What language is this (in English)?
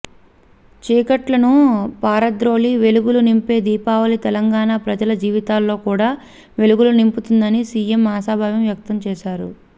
Telugu